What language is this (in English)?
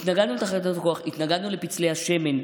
Hebrew